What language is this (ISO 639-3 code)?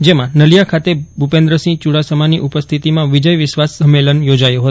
guj